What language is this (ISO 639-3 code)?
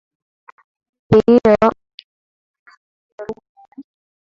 swa